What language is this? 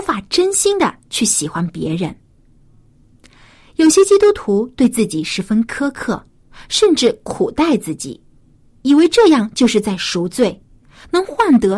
Chinese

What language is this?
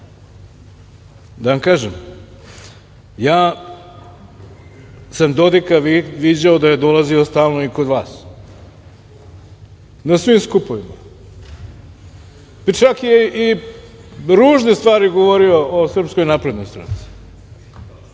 Serbian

